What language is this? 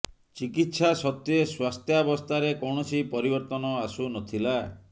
Odia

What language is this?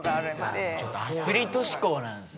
Japanese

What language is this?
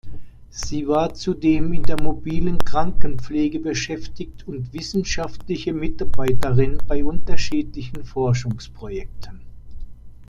German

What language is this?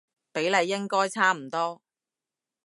Cantonese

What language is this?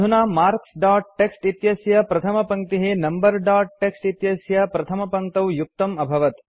Sanskrit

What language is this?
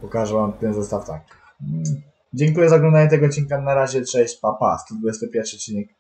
Polish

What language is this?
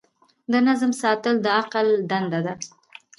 Pashto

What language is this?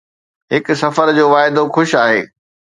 Sindhi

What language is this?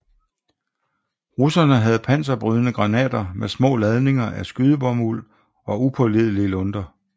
Danish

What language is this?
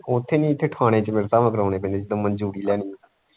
Punjabi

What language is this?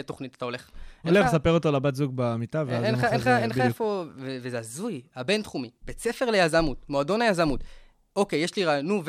Hebrew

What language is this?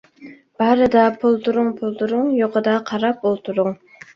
Uyghur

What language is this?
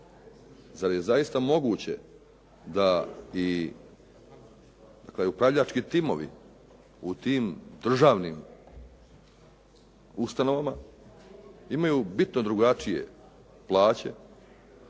Croatian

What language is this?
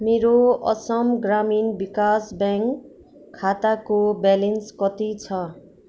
Nepali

